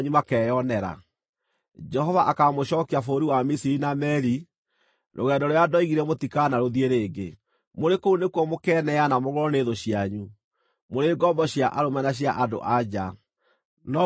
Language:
Kikuyu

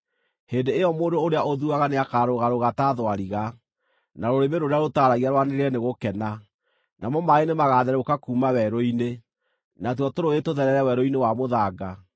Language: Kikuyu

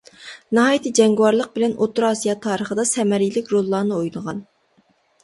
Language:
Uyghur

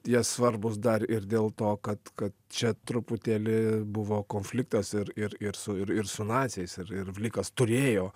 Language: Lithuanian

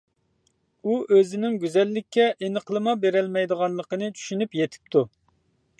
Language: Uyghur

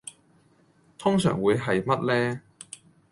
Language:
Cantonese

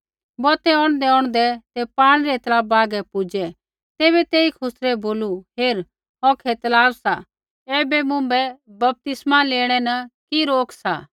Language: Kullu Pahari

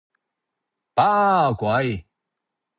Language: Cantonese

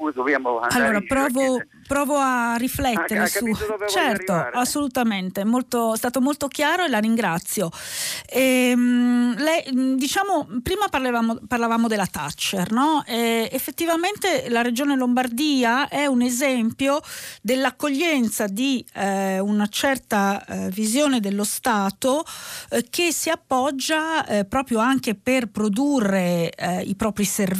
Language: Italian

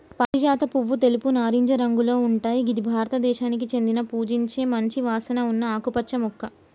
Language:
Telugu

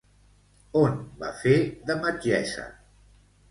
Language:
Catalan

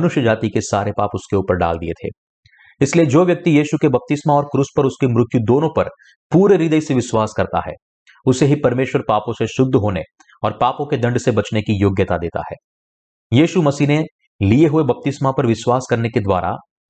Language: Hindi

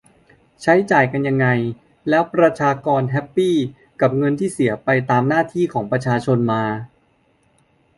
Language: Thai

